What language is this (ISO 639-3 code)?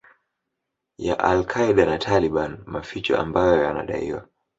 swa